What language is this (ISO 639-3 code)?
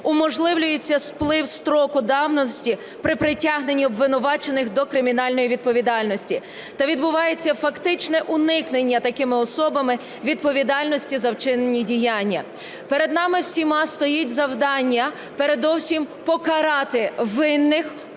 ukr